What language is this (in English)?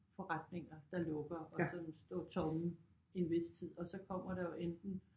Danish